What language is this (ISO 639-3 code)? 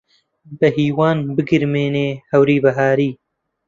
ckb